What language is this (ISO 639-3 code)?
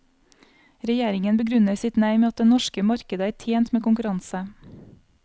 nor